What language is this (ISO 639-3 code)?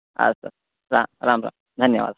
san